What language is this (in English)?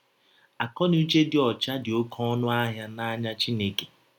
Igbo